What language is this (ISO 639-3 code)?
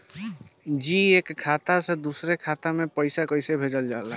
bho